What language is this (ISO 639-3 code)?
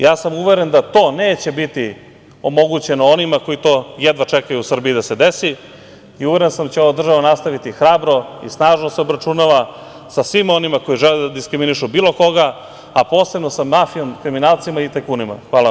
srp